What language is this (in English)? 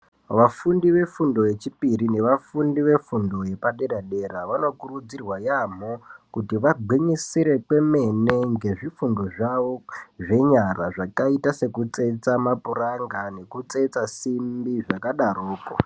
Ndau